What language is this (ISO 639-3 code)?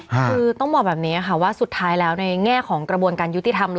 tha